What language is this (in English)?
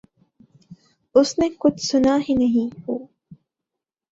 Urdu